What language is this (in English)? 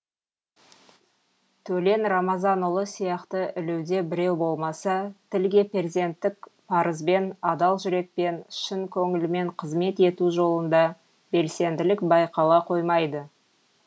Kazakh